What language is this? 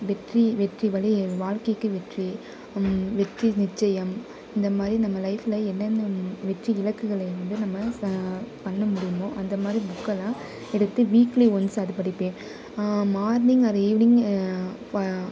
Tamil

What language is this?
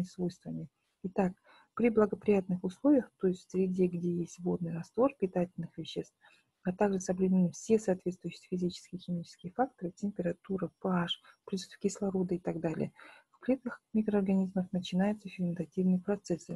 Russian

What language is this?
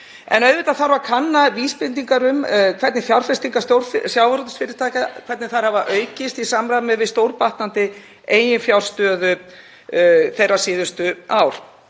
Icelandic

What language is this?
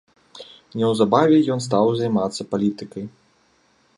Belarusian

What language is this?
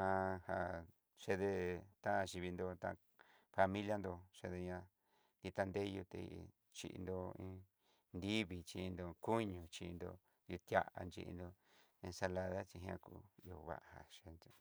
Southeastern Nochixtlán Mixtec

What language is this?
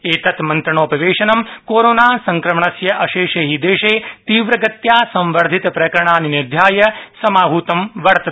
Sanskrit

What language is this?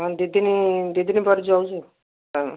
Odia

